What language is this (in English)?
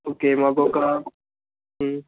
Telugu